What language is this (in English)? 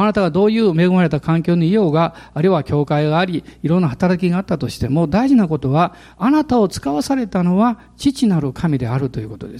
Japanese